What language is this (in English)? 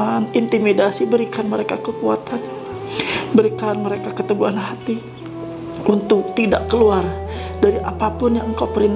Indonesian